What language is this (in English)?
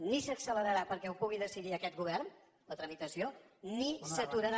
Catalan